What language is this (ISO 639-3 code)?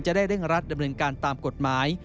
tha